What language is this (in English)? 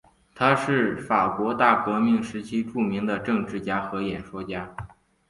Chinese